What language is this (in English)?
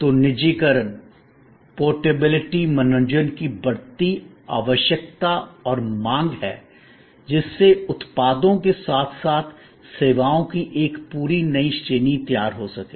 Hindi